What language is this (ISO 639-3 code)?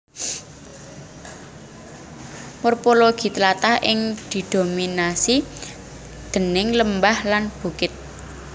jav